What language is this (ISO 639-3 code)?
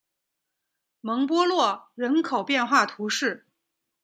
zho